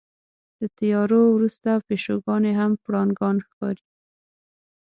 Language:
Pashto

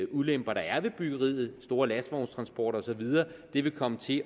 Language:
Danish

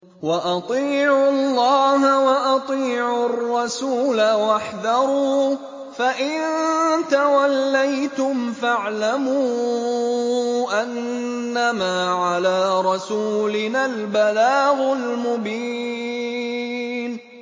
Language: Arabic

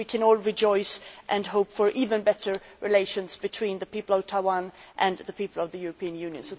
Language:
English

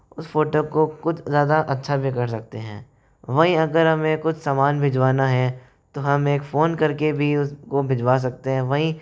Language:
Hindi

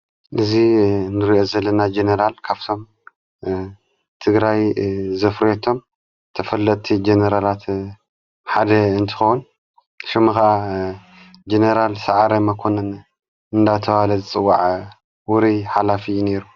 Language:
Tigrinya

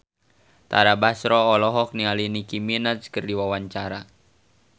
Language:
Sundanese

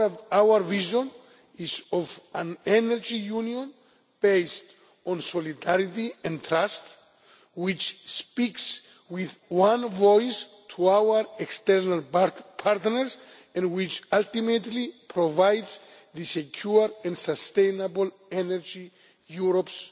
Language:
English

